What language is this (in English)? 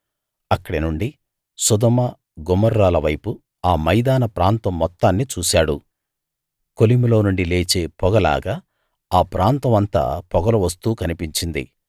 Telugu